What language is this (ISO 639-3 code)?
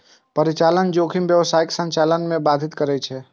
mai